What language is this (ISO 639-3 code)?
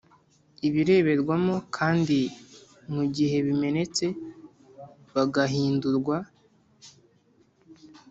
kin